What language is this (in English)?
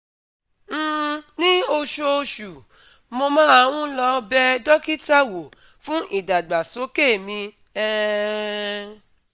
Yoruba